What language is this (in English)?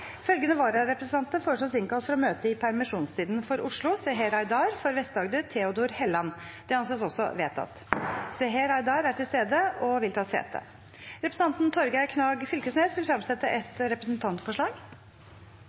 Norwegian Bokmål